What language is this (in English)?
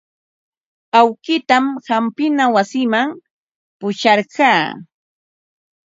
Ambo-Pasco Quechua